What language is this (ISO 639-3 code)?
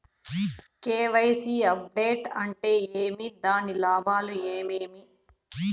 tel